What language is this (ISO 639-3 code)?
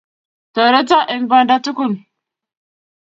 kln